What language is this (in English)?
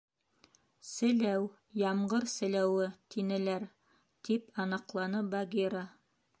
Bashkir